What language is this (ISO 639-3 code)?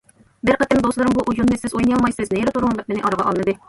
uig